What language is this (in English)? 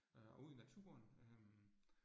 Danish